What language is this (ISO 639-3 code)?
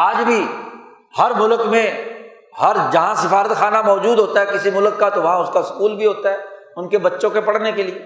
urd